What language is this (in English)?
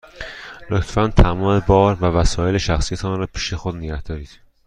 Persian